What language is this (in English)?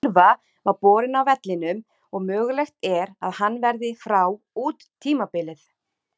Icelandic